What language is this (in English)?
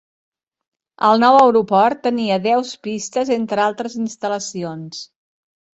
Catalan